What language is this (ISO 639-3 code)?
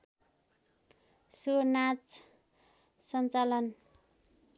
nep